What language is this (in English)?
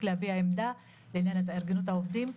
Hebrew